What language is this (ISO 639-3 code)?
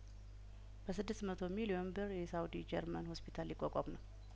amh